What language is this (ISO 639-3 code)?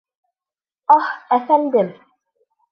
bak